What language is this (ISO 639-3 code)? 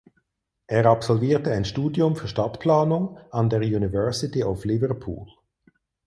deu